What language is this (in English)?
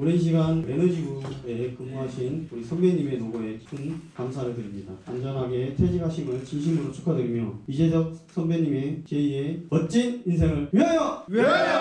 Korean